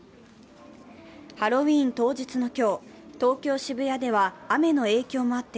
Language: Japanese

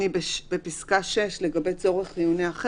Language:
Hebrew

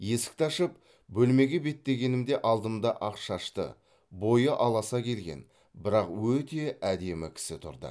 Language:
Kazakh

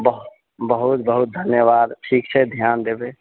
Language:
Maithili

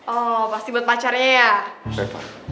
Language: Indonesian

